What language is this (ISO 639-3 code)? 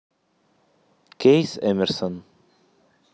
rus